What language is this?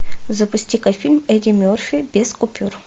Russian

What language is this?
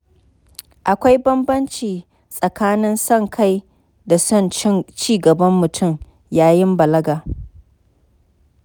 Hausa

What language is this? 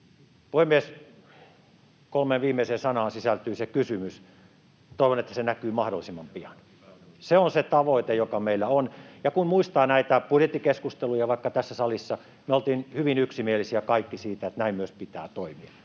Finnish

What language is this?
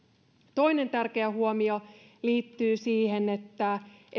Finnish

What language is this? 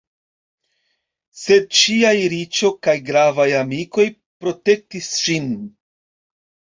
Esperanto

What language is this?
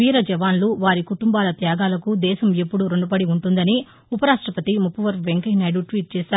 Telugu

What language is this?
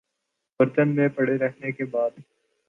Urdu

